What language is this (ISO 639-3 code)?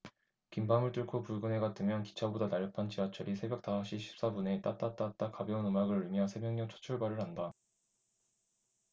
kor